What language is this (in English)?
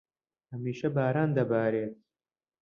Central Kurdish